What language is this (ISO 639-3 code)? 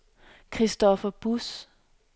dan